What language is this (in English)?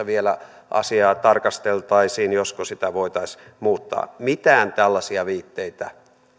Finnish